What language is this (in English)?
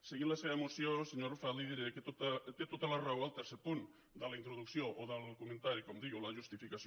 Catalan